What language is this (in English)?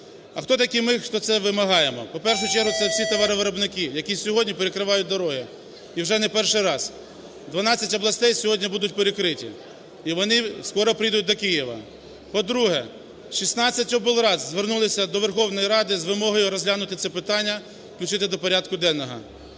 Ukrainian